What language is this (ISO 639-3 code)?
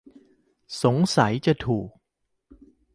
tha